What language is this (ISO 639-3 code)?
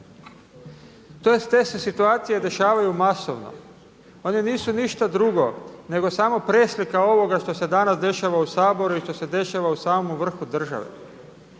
hrv